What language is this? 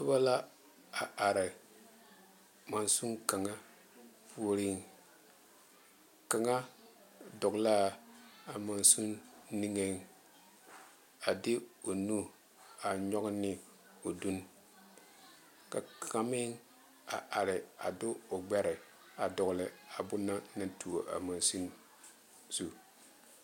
Southern Dagaare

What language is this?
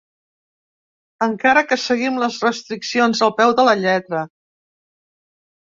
Catalan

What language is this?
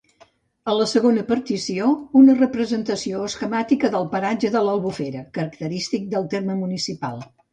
Catalan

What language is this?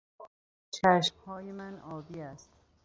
Persian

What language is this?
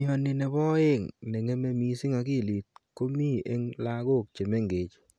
Kalenjin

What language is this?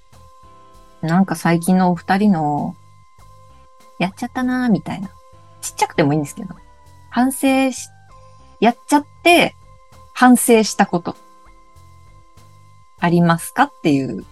Japanese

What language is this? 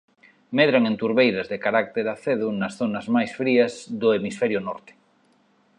Galician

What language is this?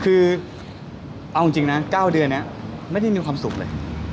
Thai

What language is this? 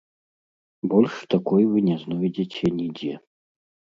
Belarusian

